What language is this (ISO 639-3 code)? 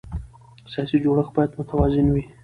pus